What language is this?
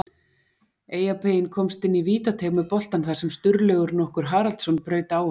Icelandic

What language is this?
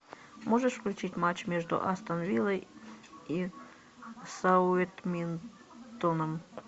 Russian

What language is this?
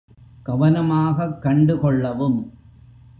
Tamil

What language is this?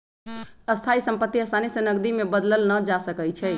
Magahi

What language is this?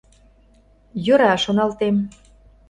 Mari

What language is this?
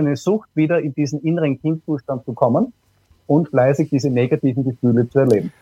German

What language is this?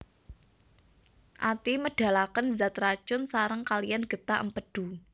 Javanese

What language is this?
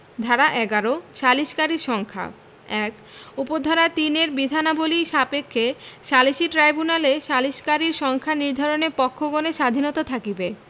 Bangla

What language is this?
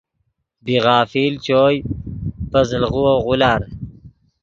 Yidgha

